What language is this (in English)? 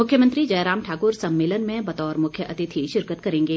Hindi